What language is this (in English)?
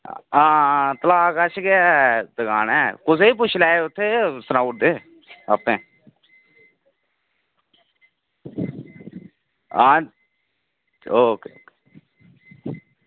Dogri